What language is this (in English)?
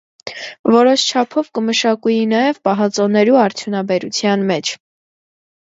Armenian